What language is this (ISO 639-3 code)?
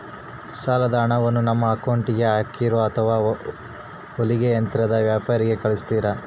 kan